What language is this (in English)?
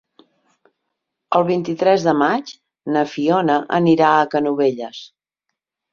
Catalan